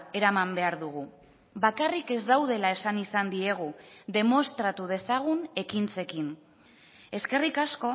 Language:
Basque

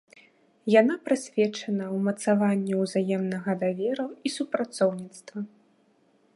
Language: Belarusian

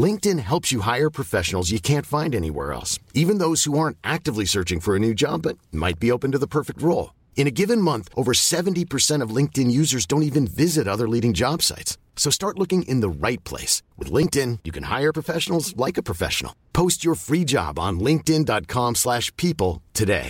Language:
Persian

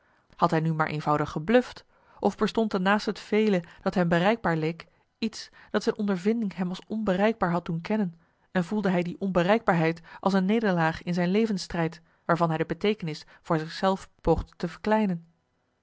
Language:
Dutch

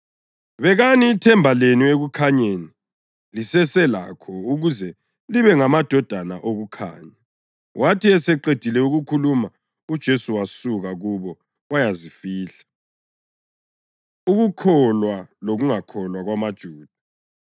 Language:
North Ndebele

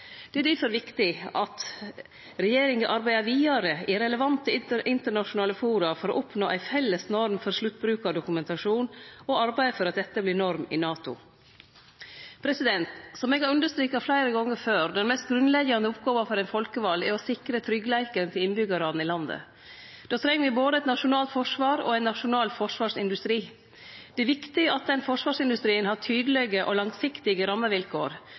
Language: Norwegian Nynorsk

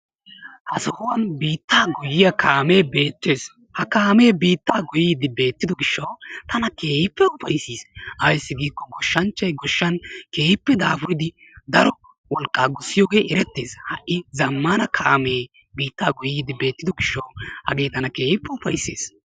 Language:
Wolaytta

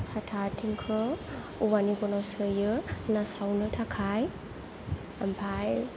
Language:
Bodo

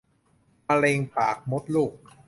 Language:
Thai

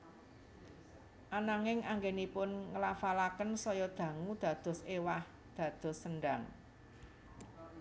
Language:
Javanese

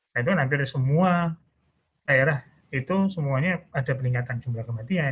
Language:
Indonesian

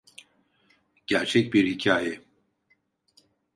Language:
Turkish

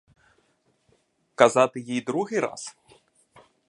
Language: Ukrainian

